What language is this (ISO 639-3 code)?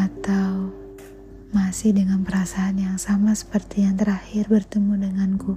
ind